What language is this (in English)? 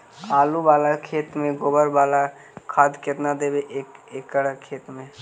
Magahi